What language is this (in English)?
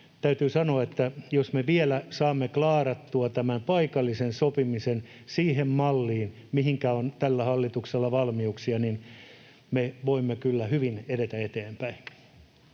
Finnish